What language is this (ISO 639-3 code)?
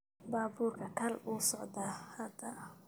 som